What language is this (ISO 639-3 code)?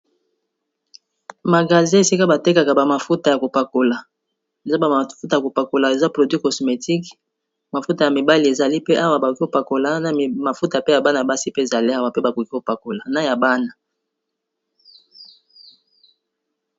lin